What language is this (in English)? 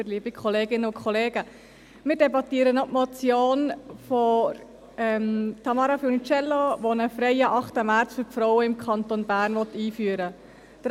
Swiss German